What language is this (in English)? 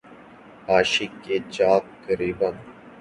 Urdu